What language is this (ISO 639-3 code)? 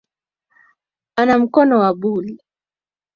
swa